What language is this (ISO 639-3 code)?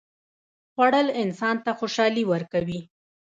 pus